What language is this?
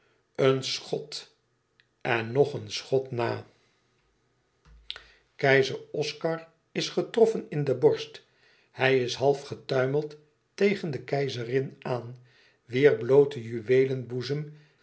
Dutch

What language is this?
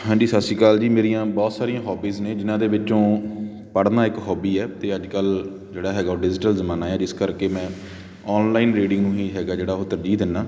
Punjabi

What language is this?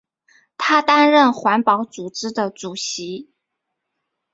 Chinese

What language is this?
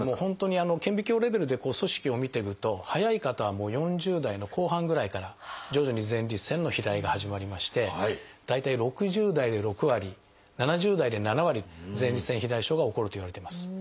Japanese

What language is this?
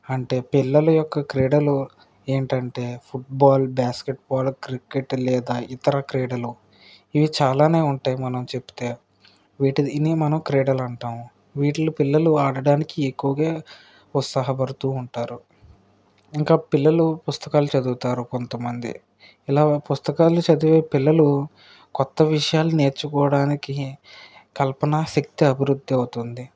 Telugu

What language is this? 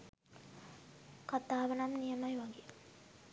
Sinhala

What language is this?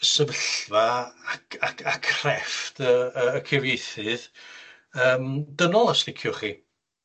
Welsh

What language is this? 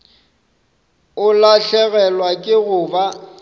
Northern Sotho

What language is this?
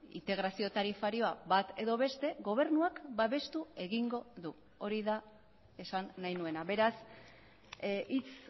Basque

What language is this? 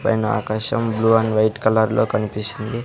Telugu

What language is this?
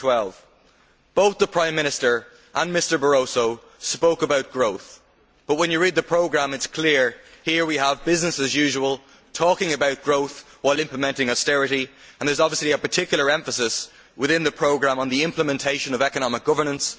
English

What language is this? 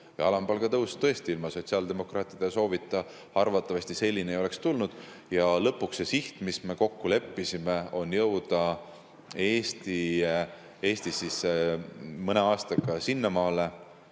Estonian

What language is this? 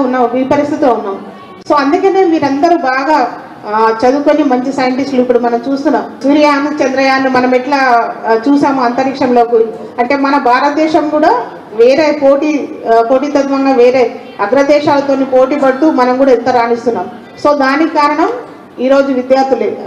Telugu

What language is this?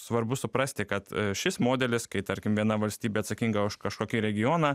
Lithuanian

